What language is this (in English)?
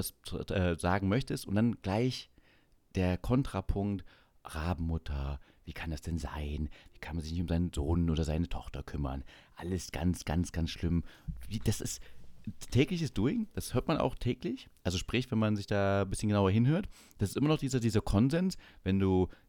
German